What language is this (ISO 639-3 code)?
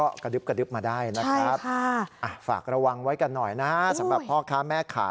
tha